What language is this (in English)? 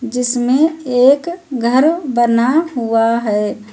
Hindi